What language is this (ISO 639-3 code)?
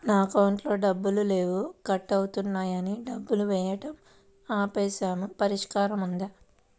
tel